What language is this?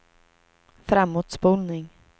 Swedish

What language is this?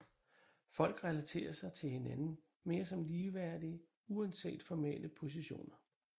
Danish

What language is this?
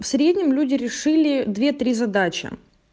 Russian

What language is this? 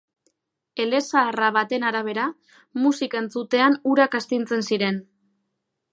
Basque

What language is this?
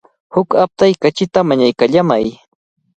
Cajatambo North Lima Quechua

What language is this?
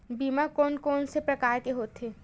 Chhattisgarhi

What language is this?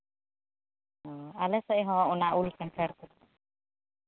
Santali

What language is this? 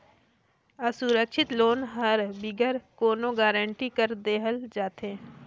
Chhattisgarhi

